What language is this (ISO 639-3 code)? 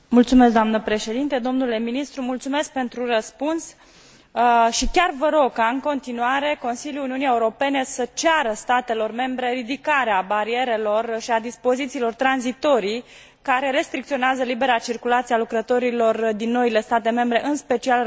ron